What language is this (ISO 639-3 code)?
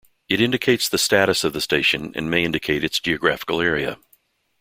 eng